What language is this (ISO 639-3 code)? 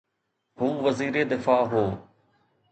snd